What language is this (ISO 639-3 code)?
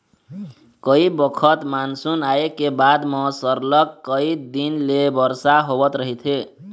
hne